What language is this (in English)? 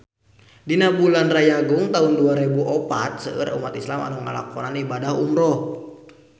Sundanese